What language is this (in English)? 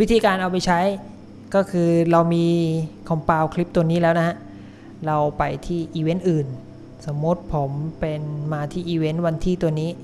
Thai